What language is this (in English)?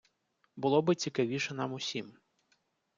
Ukrainian